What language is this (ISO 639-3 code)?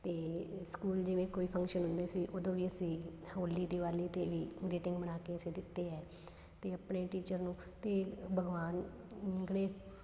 pan